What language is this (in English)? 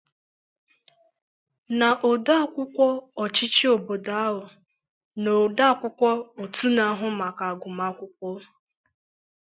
Igbo